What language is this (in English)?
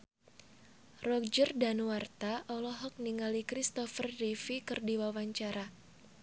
Sundanese